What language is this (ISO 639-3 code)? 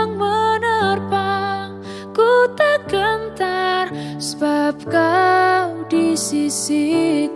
ind